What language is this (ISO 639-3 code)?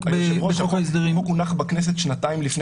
heb